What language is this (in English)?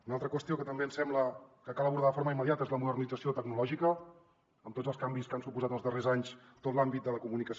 Catalan